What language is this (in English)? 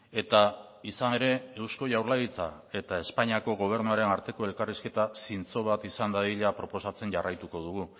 Basque